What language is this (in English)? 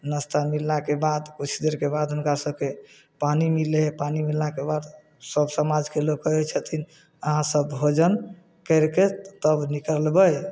Maithili